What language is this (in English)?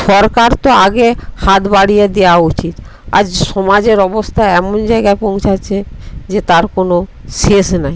Bangla